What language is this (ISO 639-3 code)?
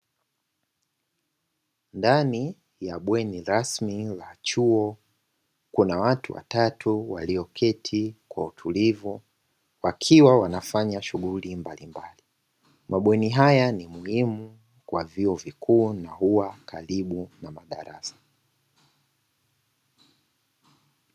swa